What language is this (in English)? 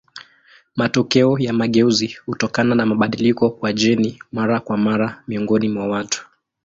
Swahili